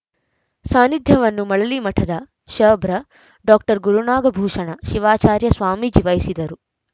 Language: Kannada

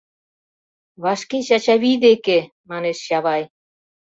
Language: Mari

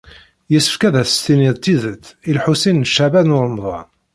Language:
Kabyle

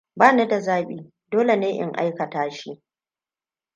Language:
Hausa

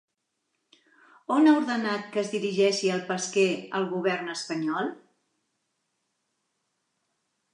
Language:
Catalan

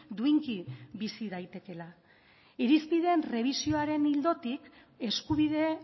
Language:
Basque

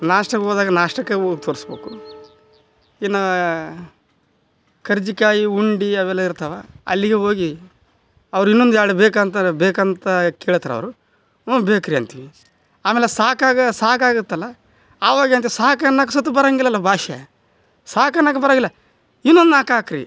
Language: Kannada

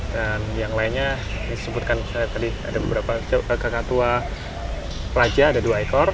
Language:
Indonesian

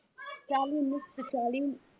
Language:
Punjabi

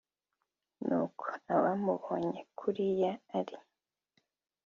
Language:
Kinyarwanda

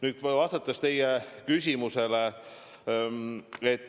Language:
Estonian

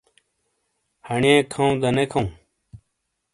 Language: Shina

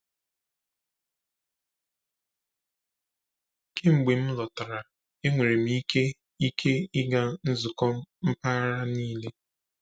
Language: Igbo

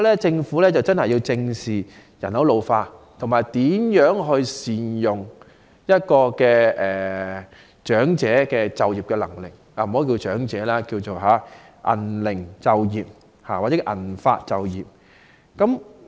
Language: Cantonese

